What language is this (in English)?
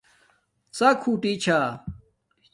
Domaaki